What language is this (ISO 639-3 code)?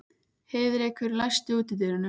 isl